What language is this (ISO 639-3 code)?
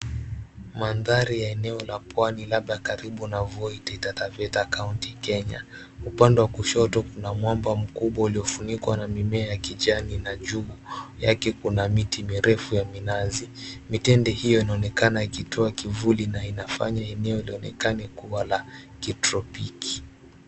swa